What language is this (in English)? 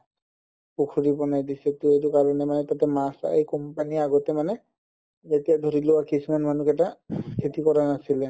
Assamese